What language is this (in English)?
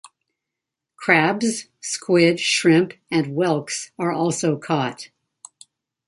English